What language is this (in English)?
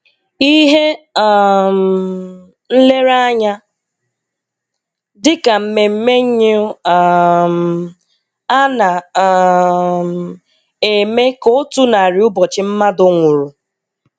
Igbo